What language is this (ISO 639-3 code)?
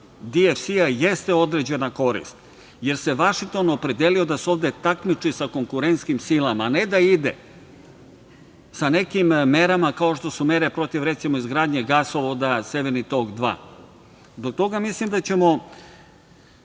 srp